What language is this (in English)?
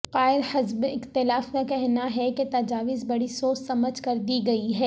Urdu